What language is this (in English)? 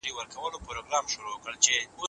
Pashto